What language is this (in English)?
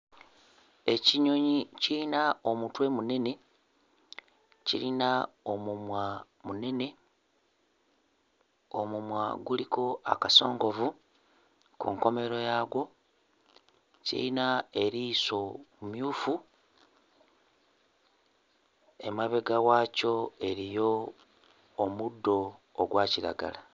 Ganda